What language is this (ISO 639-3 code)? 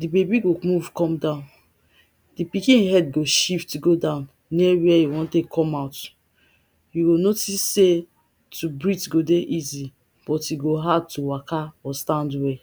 pcm